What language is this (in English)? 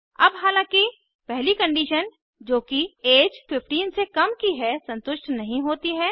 Hindi